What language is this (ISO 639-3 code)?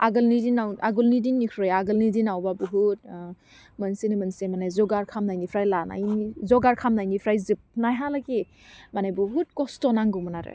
brx